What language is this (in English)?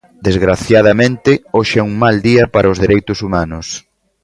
Galician